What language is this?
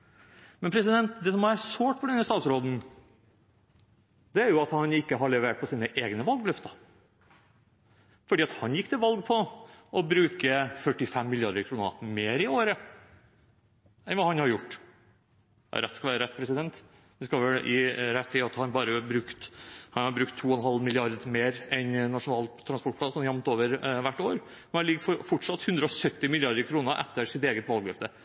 Norwegian Bokmål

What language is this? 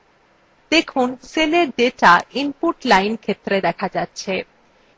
Bangla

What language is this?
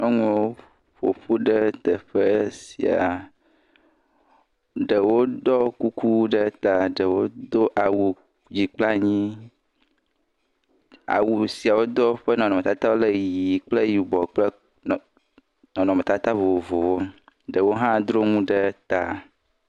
Ewe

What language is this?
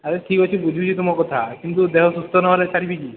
Odia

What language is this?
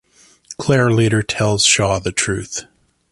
English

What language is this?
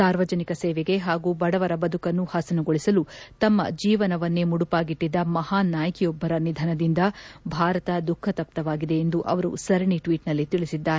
Kannada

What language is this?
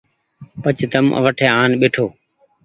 Goaria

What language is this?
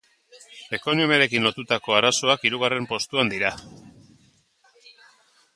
Basque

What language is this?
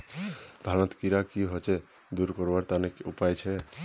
Magahi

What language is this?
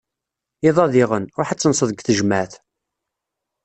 Kabyle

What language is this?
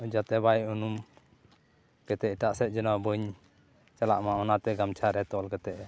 Santali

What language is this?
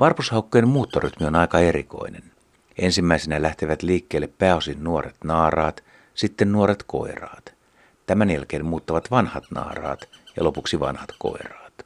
Finnish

